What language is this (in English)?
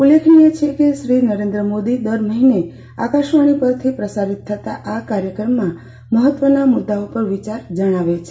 Gujarati